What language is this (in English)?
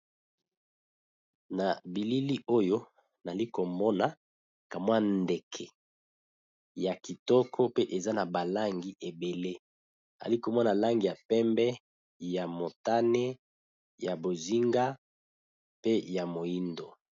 Lingala